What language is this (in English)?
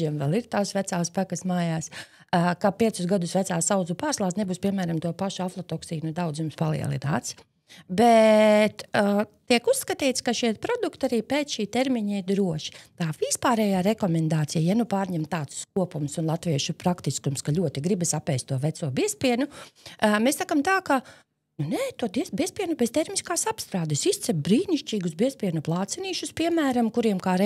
Latvian